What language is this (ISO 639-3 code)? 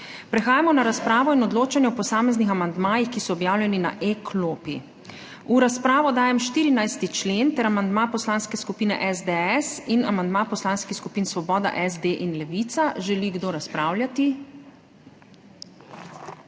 slv